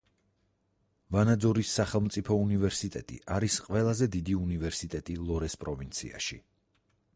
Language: Georgian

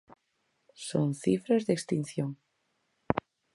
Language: Galician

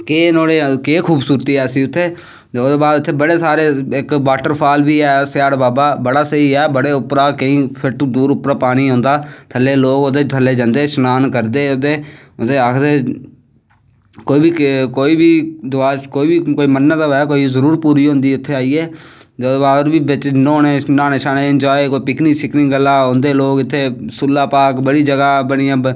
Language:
Dogri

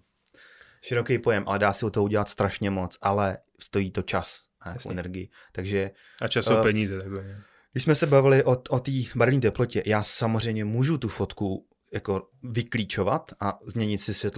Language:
Czech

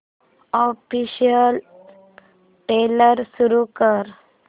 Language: Marathi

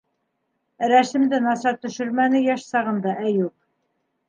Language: Bashkir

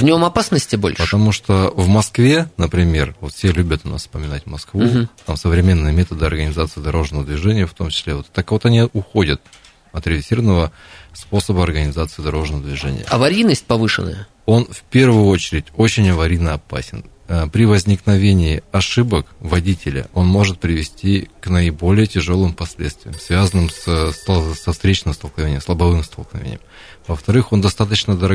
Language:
Russian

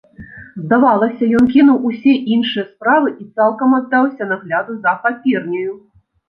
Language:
Belarusian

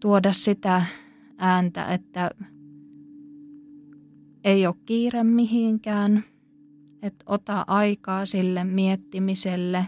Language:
Finnish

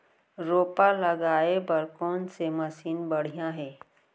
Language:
Chhattisgarhi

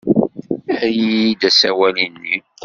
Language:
Kabyle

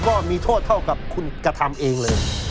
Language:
Thai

